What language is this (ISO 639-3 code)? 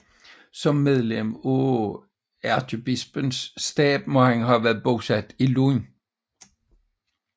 dan